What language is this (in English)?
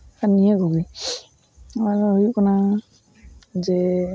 Santali